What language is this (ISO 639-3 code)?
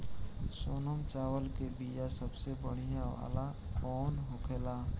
bho